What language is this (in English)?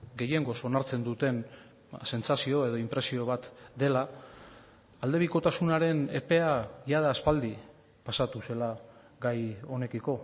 Basque